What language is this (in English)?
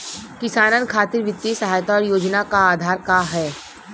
Bhojpuri